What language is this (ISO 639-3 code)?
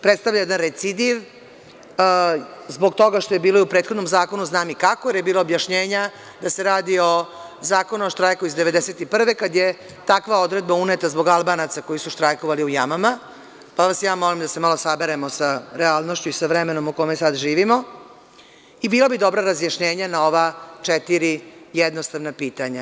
srp